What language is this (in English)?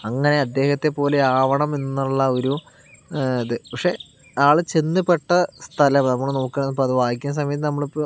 Malayalam